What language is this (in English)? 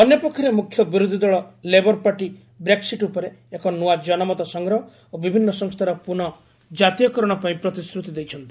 Odia